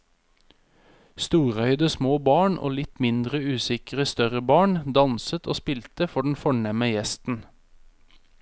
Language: Norwegian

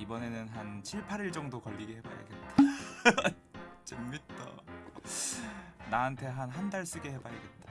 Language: Korean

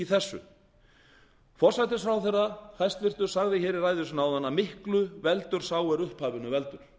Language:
Icelandic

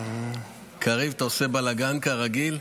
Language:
Hebrew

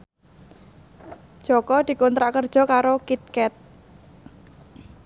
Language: Javanese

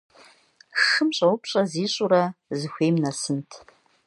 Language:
Kabardian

